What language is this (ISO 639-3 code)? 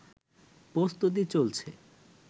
ben